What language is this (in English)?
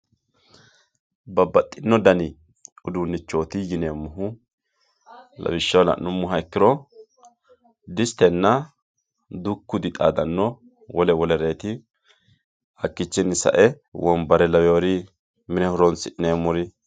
Sidamo